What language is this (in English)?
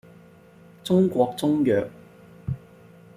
Cantonese